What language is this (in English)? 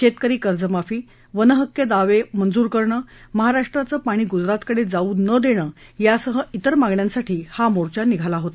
Marathi